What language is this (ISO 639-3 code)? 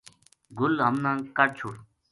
gju